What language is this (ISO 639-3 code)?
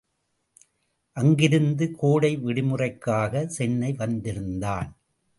tam